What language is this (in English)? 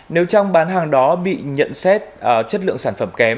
Vietnamese